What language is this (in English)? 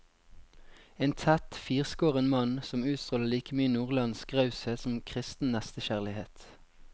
Norwegian